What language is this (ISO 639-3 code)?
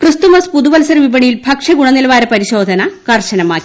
mal